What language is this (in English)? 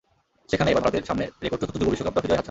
Bangla